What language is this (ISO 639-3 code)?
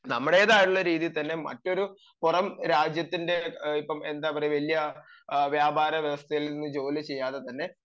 mal